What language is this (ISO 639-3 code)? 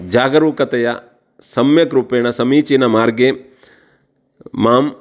san